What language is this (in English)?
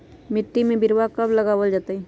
Magahi